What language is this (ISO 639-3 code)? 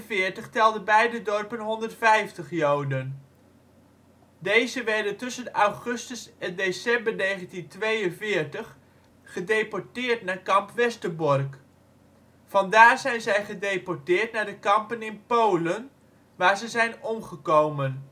nld